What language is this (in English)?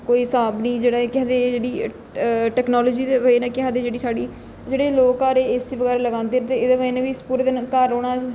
Dogri